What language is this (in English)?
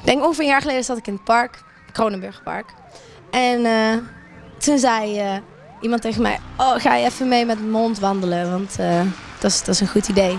Dutch